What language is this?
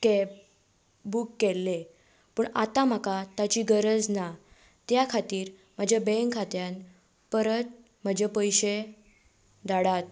Konkani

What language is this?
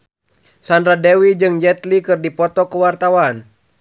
Sundanese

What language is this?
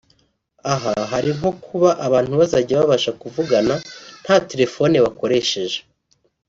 Kinyarwanda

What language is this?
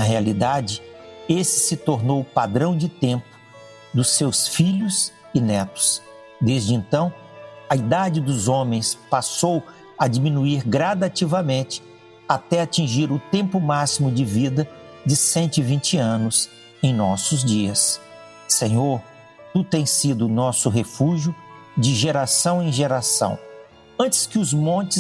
Portuguese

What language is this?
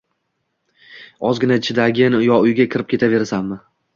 Uzbek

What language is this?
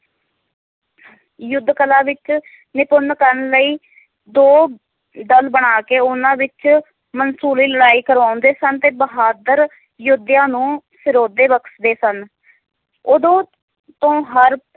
Punjabi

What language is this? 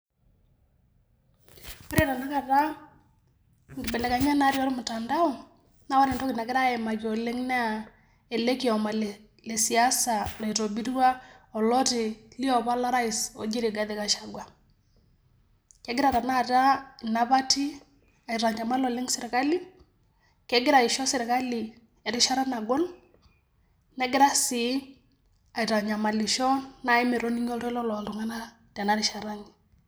Masai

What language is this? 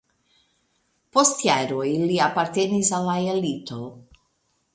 Esperanto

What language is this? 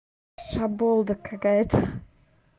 Russian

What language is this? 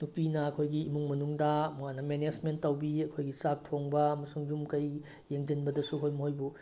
Manipuri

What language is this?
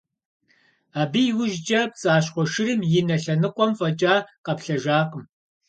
Kabardian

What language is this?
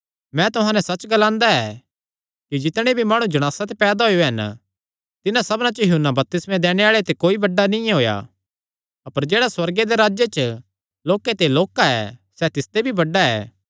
Kangri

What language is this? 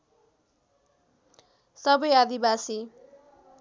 Nepali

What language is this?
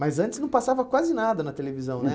Portuguese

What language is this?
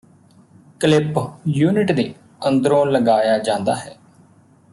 Punjabi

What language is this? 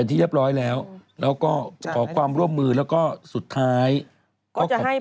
Thai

